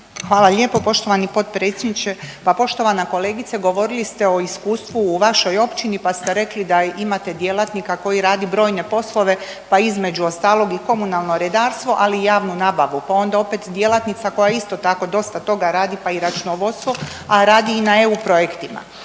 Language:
Croatian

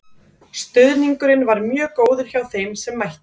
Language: Icelandic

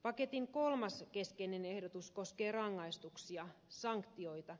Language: Finnish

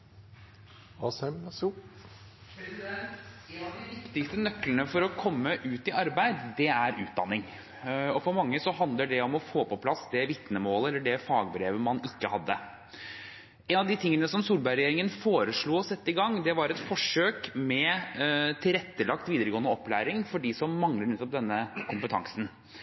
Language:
Norwegian Bokmål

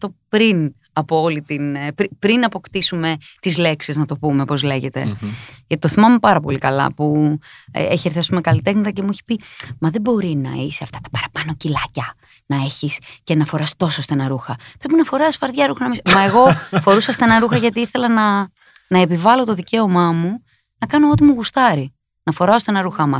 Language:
Greek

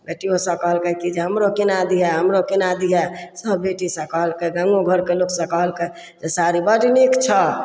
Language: Maithili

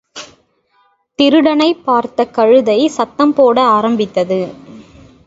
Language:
Tamil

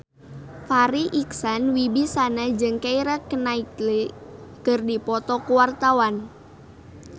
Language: Sundanese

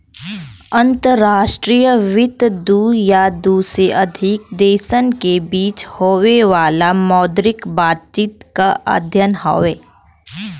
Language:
Bhojpuri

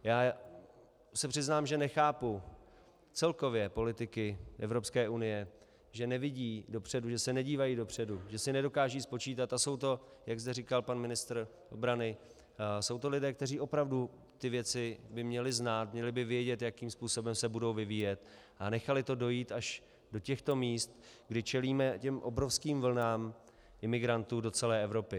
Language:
Czech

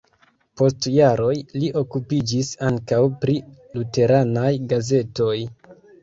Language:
Esperanto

